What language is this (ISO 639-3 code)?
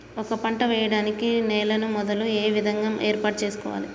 tel